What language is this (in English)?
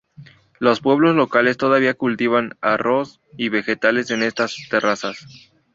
Spanish